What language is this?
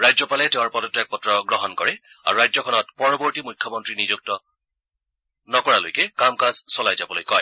Assamese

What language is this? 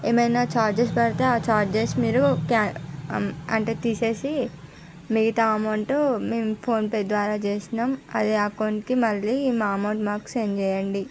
Telugu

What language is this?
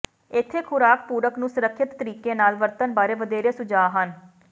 Punjabi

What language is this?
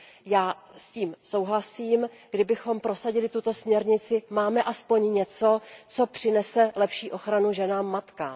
Czech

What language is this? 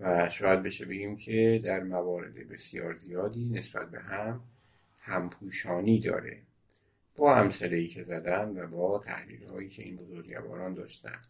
Persian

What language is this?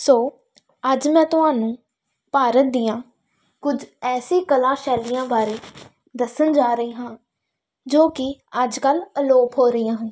Punjabi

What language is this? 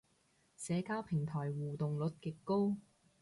Cantonese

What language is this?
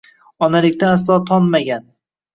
Uzbek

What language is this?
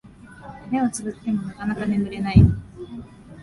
Japanese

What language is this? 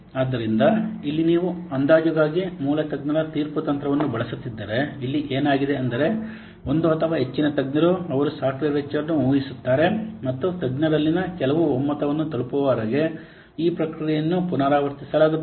Kannada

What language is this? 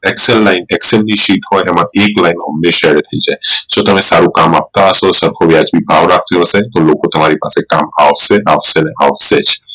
Gujarati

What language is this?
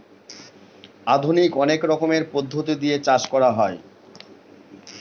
Bangla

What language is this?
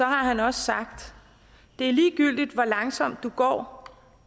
Danish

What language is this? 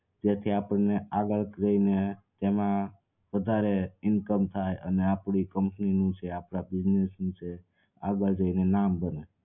Gujarati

